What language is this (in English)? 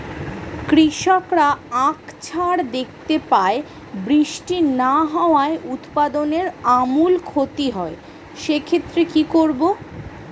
Bangla